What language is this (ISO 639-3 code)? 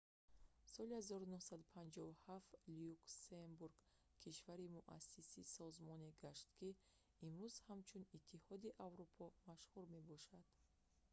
tgk